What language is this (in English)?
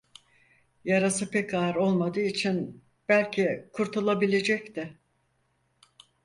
Turkish